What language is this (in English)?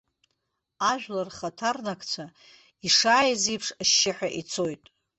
Abkhazian